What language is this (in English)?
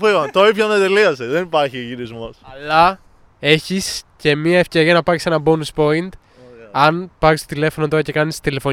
Greek